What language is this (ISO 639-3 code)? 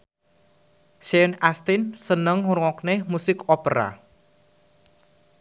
jav